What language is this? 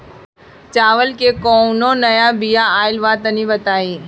Bhojpuri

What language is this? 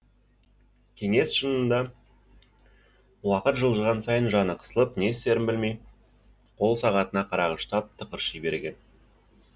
Kazakh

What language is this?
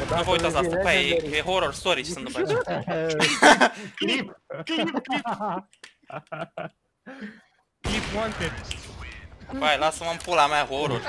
Romanian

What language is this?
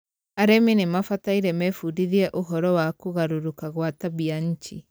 Kikuyu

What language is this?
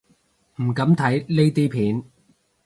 Cantonese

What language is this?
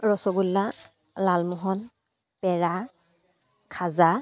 Assamese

